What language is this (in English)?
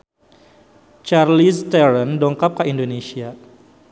Sundanese